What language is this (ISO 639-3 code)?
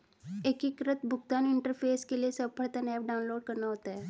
hin